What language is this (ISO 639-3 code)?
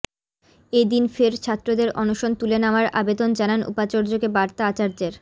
ben